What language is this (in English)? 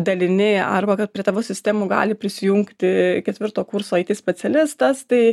Lithuanian